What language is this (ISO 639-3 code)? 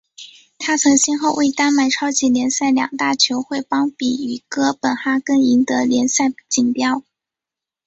zho